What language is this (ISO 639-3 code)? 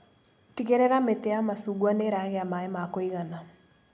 kik